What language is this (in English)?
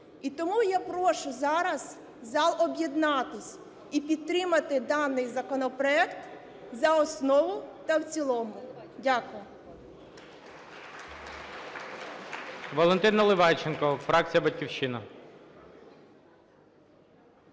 Ukrainian